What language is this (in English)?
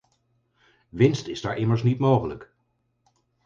Dutch